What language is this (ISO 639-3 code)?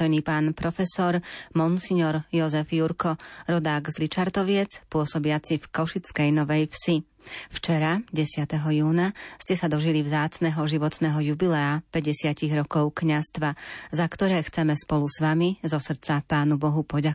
slk